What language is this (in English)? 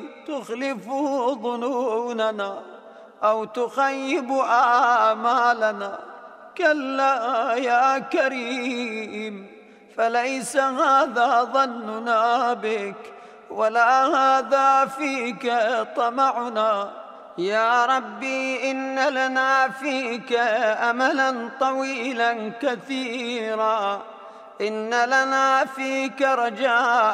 Arabic